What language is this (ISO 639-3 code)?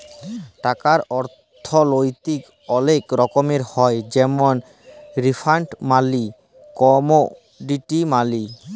ben